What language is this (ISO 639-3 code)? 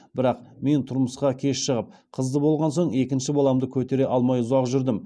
kaz